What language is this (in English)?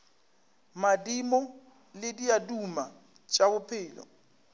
Northern Sotho